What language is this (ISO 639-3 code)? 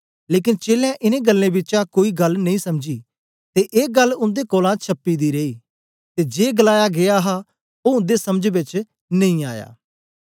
doi